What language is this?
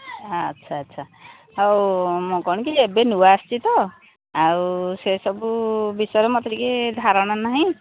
Odia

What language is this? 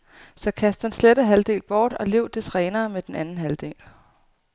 Danish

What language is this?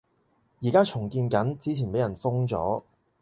Cantonese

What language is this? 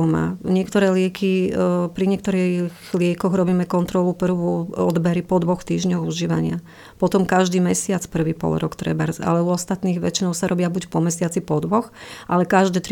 Slovak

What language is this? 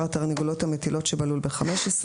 Hebrew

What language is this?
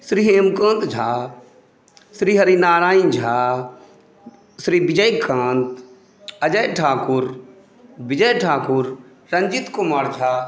Maithili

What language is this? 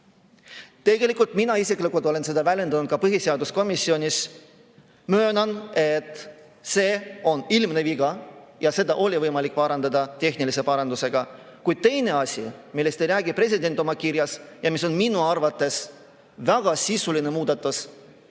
Estonian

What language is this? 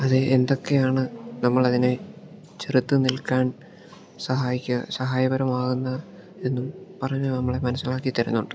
Malayalam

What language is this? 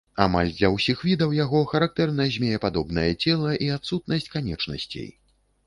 Belarusian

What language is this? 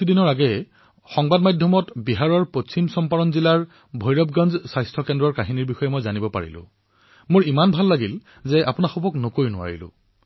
Assamese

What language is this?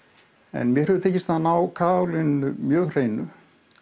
Icelandic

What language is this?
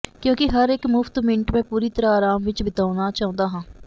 Punjabi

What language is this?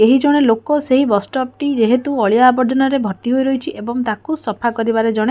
Odia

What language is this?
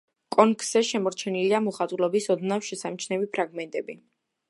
Georgian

